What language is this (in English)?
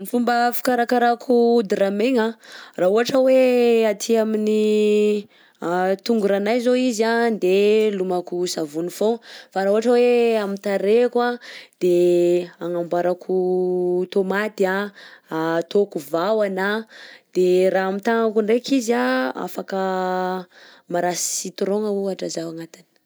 Southern Betsimisaraka Malagasy